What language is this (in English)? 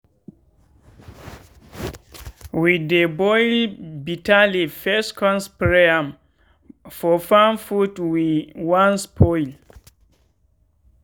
Nigerian Pidgin